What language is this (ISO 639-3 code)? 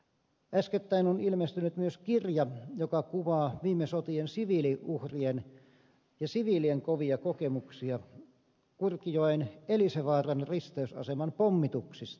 fin